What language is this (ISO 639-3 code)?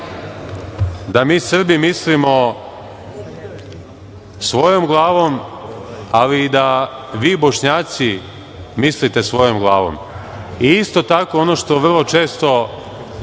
srp